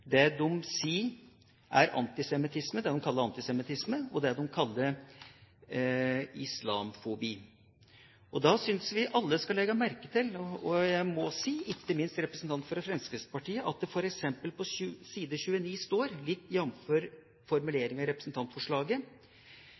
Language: Norwegian Bokmål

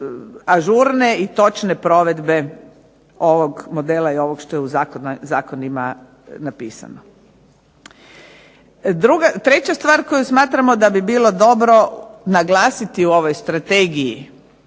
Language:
Croatian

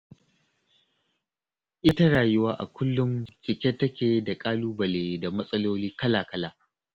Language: Hausa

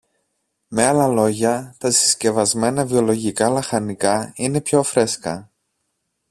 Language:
Greek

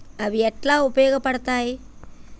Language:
Telugu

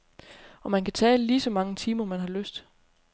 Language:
Danish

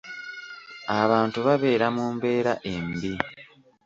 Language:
Ganda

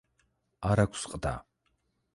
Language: Georgian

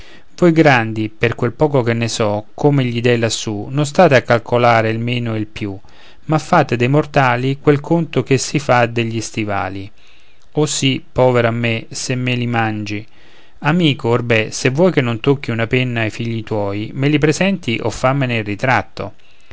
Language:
Italian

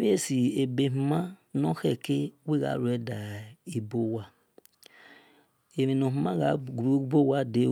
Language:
Esan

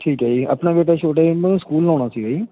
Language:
Punjabi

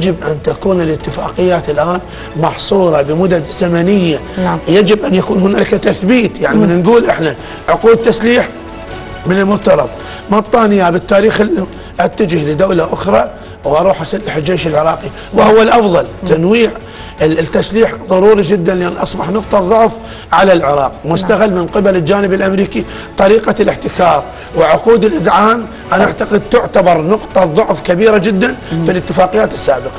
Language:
Arabic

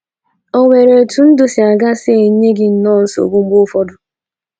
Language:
Igbo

